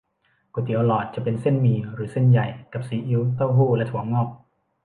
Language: Thai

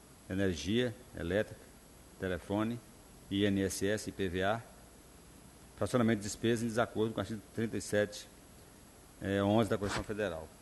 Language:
Portuguese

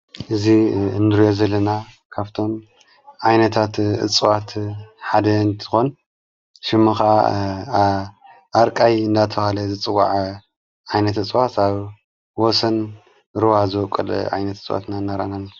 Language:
Tigrinya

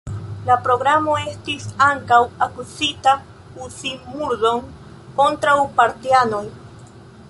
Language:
Esperanto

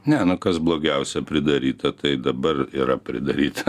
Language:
Lithuanian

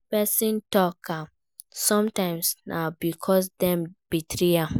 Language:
Nigerian Pidgin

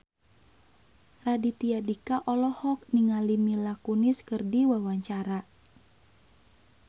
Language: Sundanese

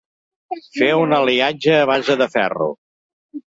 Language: Catalan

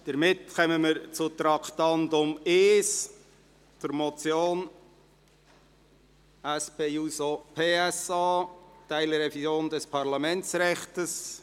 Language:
Swiss German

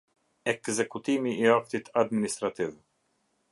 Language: Albanian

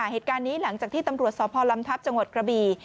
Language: Thai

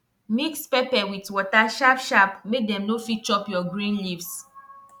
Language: Nigerian Pidgin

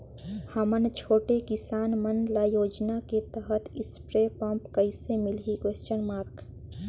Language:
Chhattisgarhi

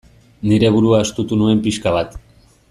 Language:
Basque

